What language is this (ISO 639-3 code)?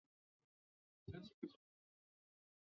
zho